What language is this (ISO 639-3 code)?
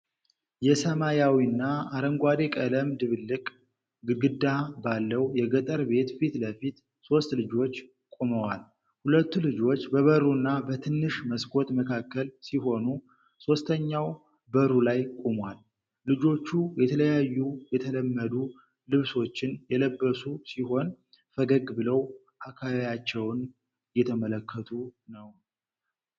amh